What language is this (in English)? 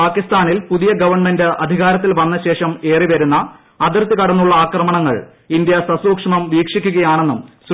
Malayalam